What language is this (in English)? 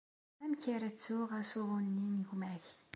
Kabyle